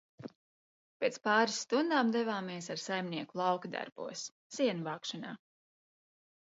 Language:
Latvian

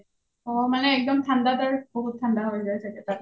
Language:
Assamese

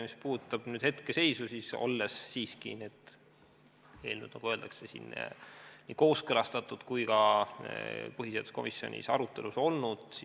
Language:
Estonian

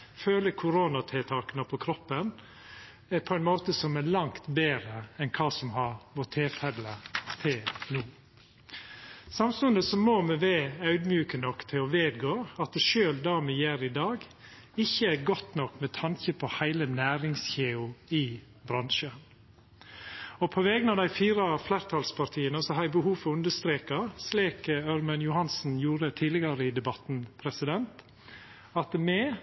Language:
Norwegian Nynorsk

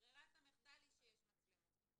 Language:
Hebrew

